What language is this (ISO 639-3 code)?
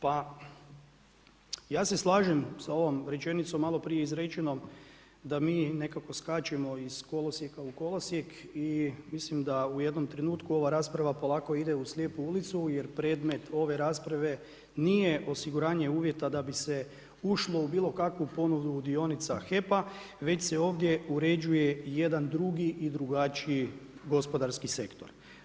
hrv